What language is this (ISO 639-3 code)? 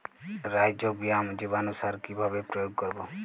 ben